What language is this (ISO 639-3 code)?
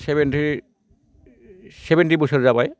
brx